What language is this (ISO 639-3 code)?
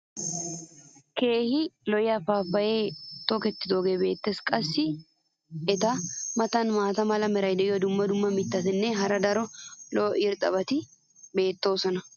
wal